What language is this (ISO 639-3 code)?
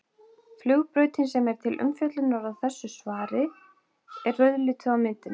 isl